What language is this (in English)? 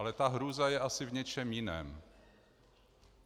Czech